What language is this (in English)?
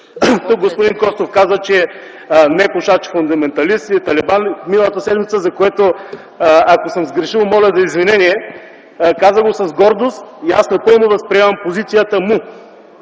Bulgarian